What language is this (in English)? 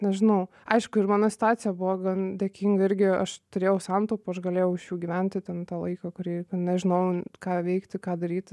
Lithuanian